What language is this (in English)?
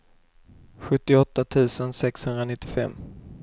Swedish